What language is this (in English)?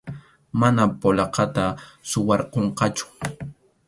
Arequipa-La Unión Quechua